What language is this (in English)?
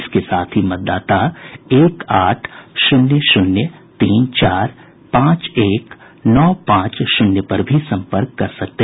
Hindi